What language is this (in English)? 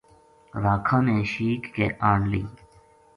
Gujari